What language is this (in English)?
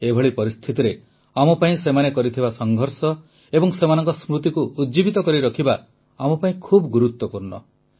Odia